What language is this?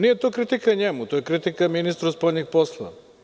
Serbian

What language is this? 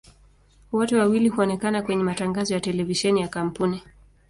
Swahili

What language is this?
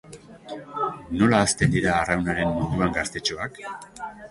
Basque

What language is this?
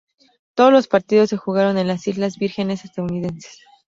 Spanish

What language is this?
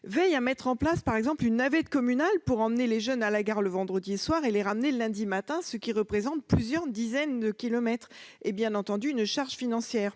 French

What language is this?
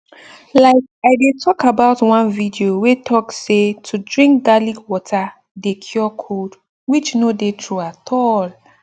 Nigerian Pidgin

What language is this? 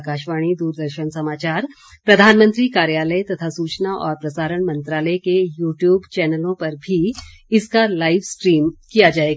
Hindi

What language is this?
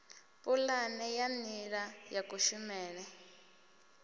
Venda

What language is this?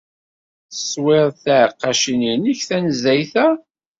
Kabyle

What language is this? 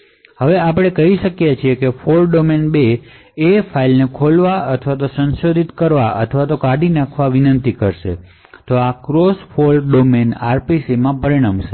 Gujarati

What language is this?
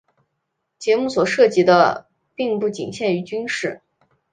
Chinese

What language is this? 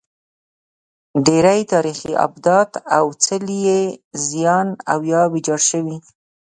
Pashto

